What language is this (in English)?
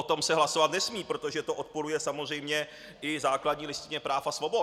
Czech